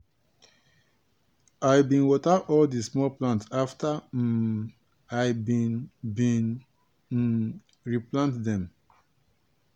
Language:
Nigerian Pidgin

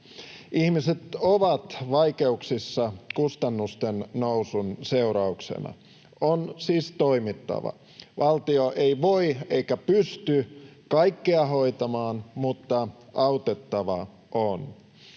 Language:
Finnish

